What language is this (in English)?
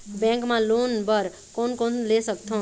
Chhattisgarhi